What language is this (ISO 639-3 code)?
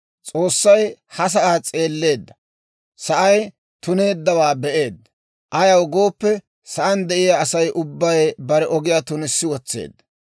dwr